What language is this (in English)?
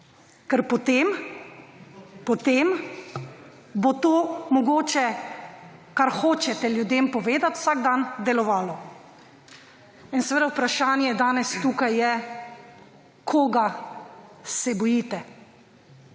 Slovenian